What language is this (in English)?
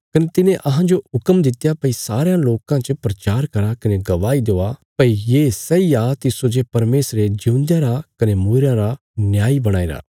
Bilaspuri